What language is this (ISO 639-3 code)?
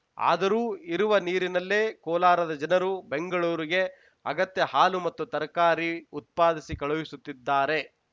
kan